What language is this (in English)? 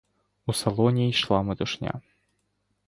Ukrainian